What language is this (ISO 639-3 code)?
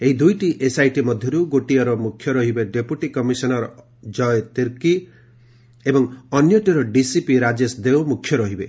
ori